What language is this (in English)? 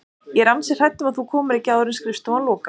Icelandic